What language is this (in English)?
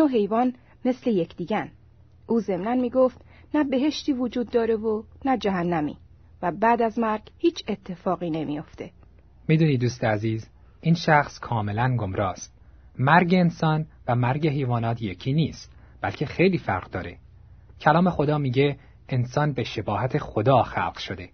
Persian